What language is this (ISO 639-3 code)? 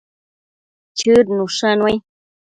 mcf